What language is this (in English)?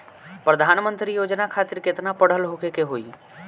Bhojpuri